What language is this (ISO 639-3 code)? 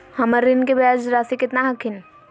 mag